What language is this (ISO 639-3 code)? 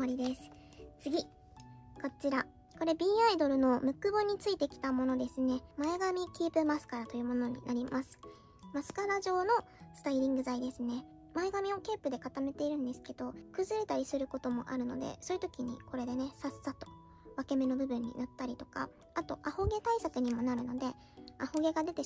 jpn